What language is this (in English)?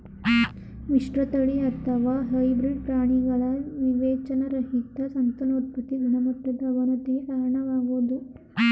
Kannada